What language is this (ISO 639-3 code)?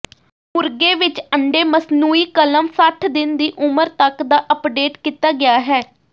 pan